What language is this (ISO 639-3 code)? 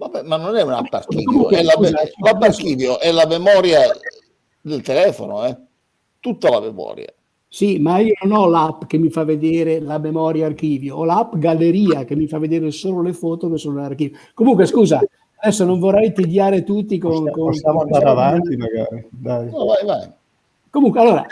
ita